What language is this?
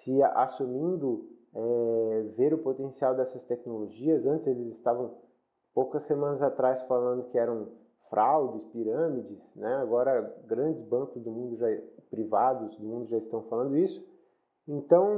Portuguese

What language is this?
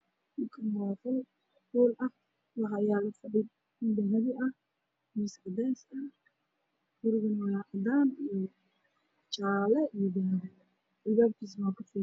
Somali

